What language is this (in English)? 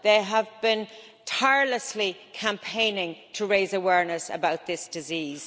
English